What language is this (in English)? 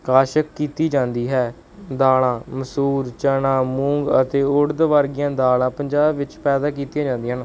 Punjabi